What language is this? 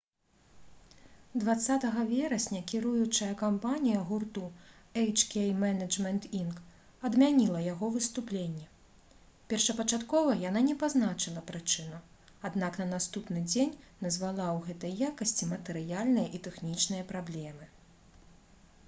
Belarusian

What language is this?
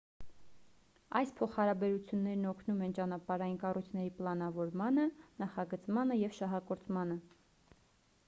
Armenian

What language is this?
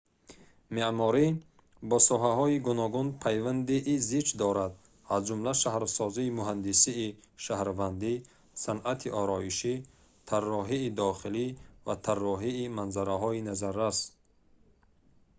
Tajik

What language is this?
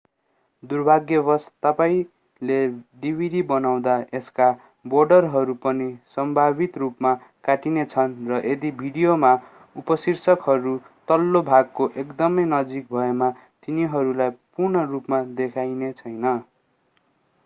Nepali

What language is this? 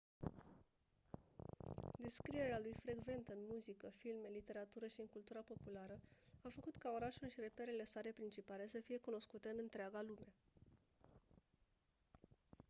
Romanian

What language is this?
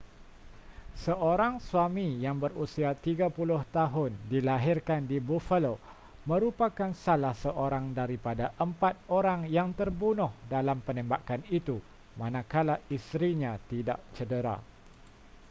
Malay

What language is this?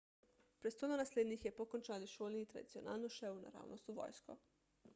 Slovenian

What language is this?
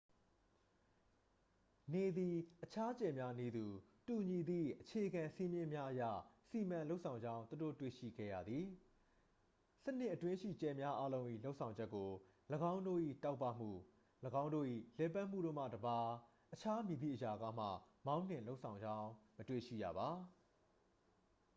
Burmese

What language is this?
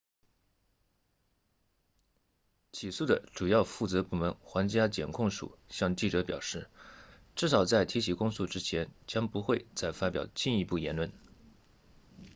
Chinese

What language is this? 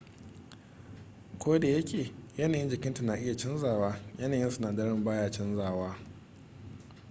Hausa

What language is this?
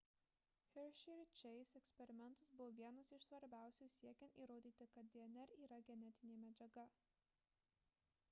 Lithuanian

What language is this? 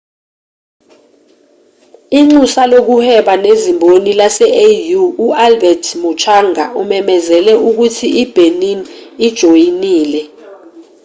Zulu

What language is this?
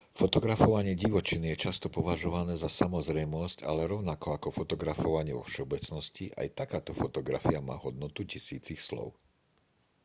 Slovak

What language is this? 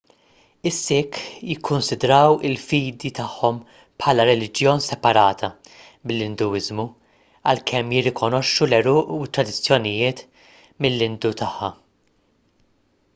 Maltese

